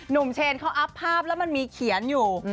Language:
Thai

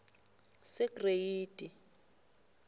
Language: South Ndebele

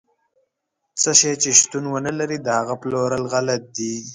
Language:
Pashto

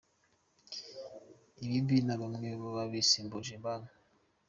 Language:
Kinyarwanda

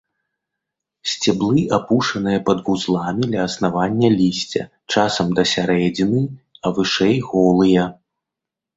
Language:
Belarusian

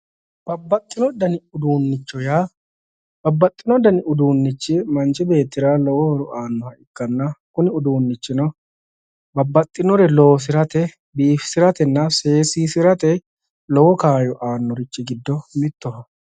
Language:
Sidamo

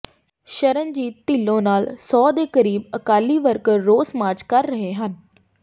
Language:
Punjabi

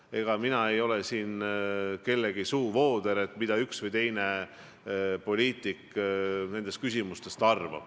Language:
Estonian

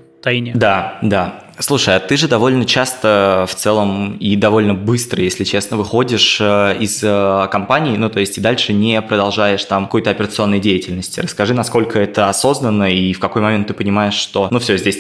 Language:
Russian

